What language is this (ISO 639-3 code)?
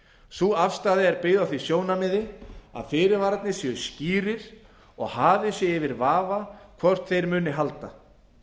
isl